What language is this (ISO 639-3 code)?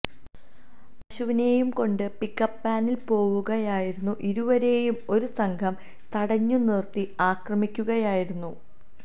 mal